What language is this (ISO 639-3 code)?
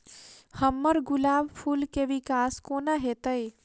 mai